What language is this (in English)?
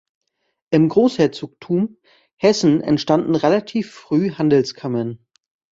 German